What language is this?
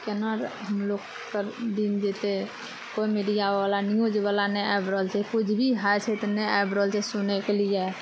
Maithili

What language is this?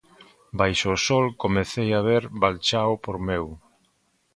Galician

